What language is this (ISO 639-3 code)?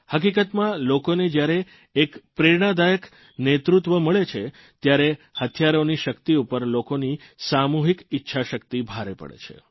guj